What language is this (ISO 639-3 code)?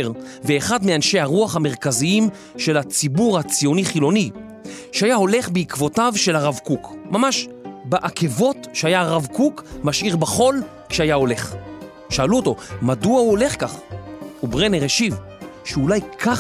heb